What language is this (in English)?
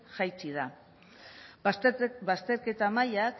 Basque